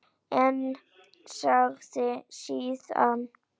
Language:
Icelandic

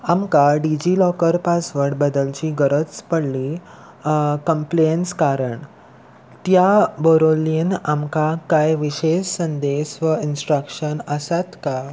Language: Konkani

